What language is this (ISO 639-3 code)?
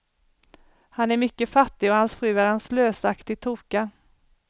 swe